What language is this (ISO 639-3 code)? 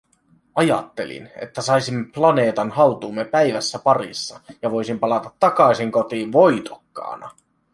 fin